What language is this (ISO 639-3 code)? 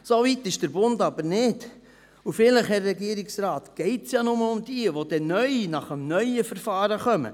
gsw